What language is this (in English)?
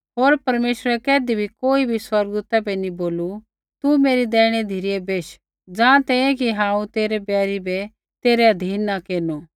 Kullu Pahari